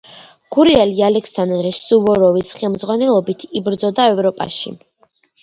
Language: Georgian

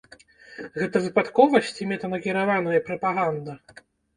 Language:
Belarusian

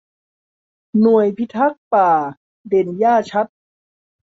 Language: Thai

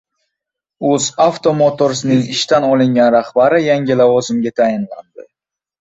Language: Uzbek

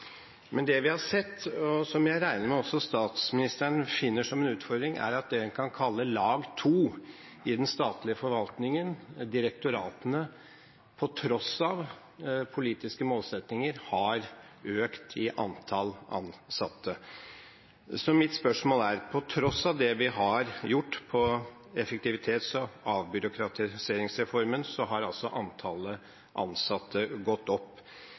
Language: Norwegian Bokmål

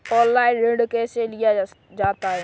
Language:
Hindi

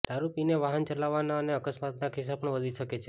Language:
Gujarati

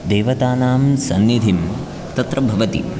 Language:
Sanskrit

